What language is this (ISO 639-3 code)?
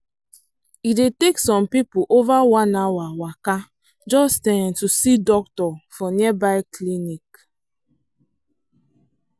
pcm